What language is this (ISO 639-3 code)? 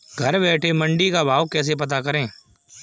hin